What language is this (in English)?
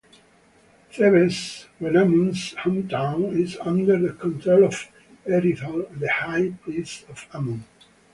English